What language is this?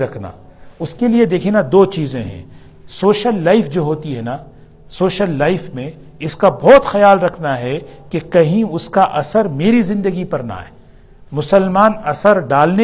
Urdu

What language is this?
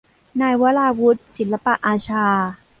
Thai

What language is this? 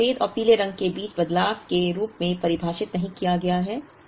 Hindi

